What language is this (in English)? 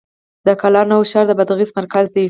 Pashto